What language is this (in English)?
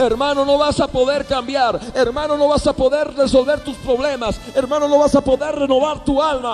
Spanish